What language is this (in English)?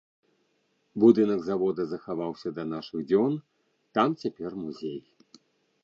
Belarusian